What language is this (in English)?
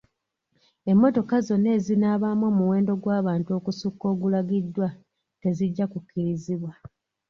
Ganda